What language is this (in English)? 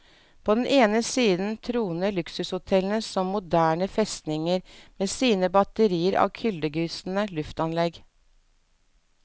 Norwegian